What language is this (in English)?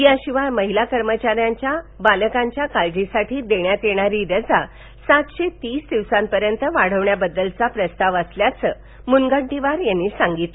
Marathi